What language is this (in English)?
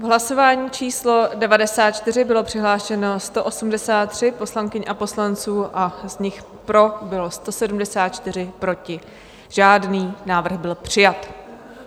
Czech